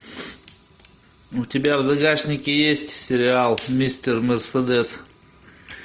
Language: Russian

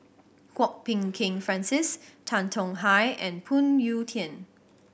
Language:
English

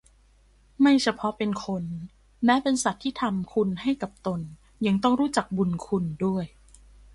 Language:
Thai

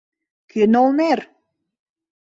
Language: Mari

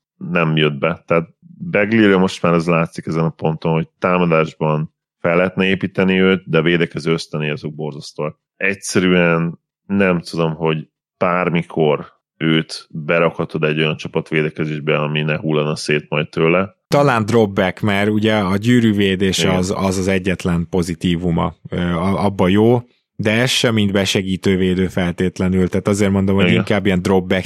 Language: Hungarian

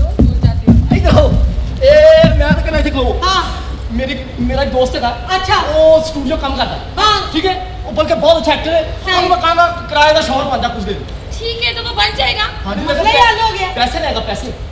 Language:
Hindi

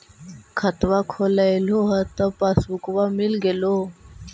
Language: Magahi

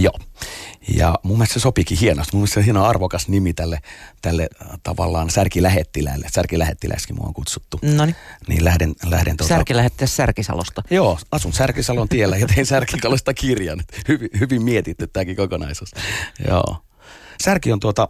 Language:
Finnish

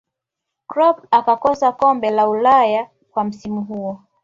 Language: Swahili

